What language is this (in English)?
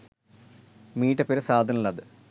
Sinhala